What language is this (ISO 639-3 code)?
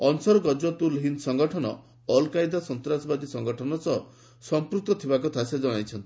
ori